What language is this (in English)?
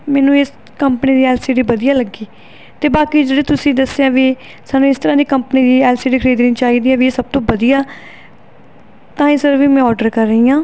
Punjabi